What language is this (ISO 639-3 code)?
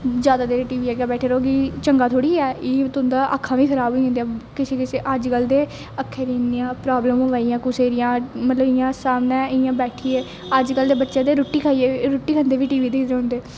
doi